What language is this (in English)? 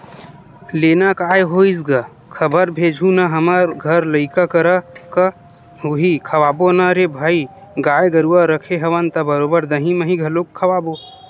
Chhattisgarhi